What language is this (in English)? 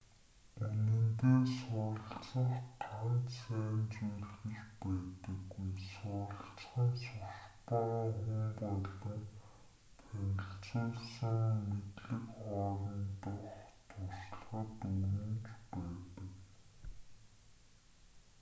Mongolian